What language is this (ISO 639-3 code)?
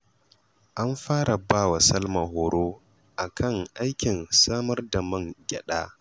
hau